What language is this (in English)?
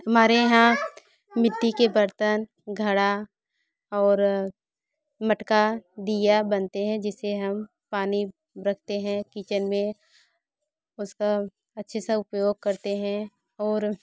Hindi